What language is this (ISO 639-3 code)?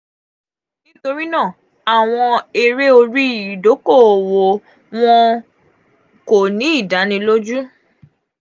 yor